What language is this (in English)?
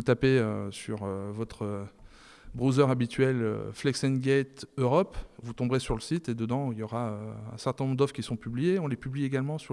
French